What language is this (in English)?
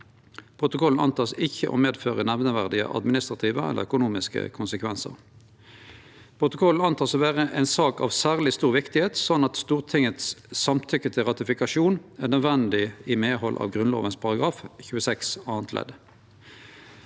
Norwegian